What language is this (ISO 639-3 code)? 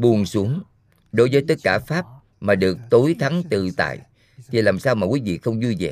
vie